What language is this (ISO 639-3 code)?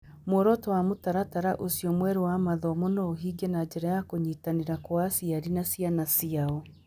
kik